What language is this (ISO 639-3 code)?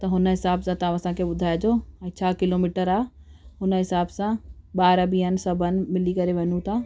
snd